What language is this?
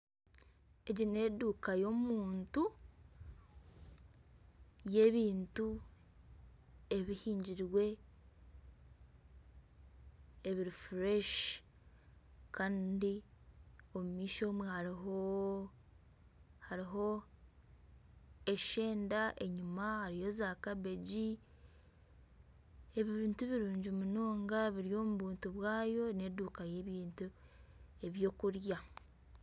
Nyankole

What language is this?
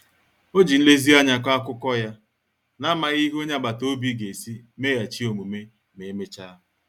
Igbo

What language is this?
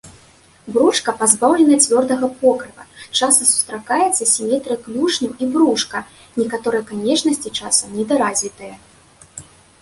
Belarusian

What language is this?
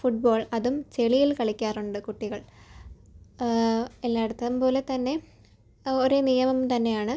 Malayalam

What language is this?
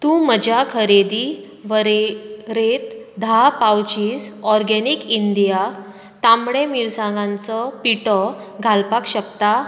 Konkani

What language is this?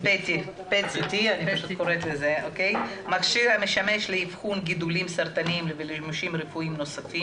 Hebrew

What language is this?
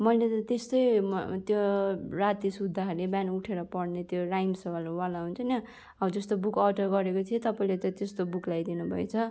Nepali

